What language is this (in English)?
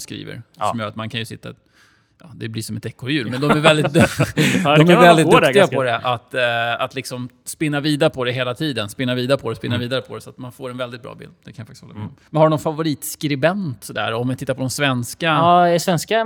Swedish